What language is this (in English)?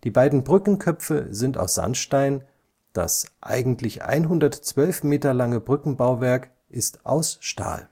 German